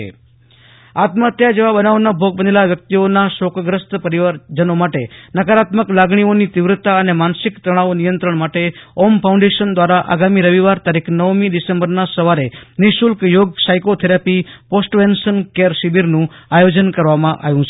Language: Gujarati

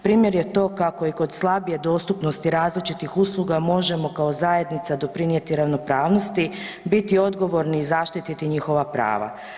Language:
Croatian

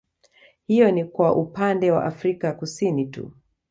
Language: Swahili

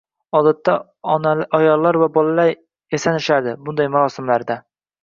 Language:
Uzbek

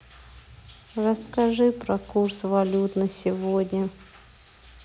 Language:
Russian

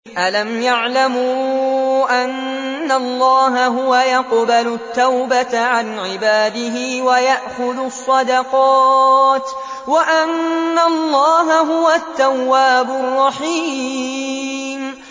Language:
Arabic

